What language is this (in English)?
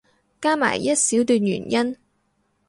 Cantonese